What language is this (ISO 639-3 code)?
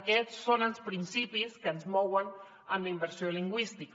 cat